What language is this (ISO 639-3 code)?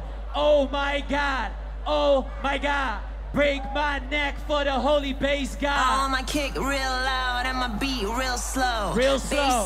eng